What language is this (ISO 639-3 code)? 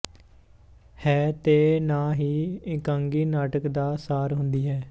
pan